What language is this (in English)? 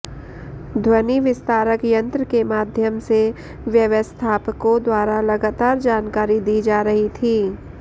Sanskrit